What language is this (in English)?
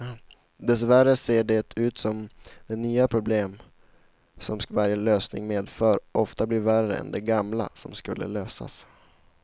Swedish